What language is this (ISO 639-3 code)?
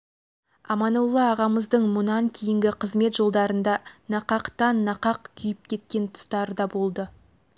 kaz